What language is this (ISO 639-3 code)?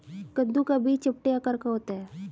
hin